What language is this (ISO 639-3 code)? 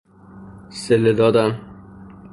fas